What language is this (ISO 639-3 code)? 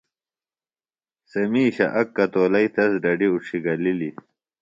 phl